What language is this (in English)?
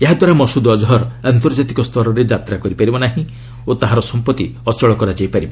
Odia